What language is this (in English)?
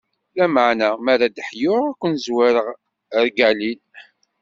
Kabyle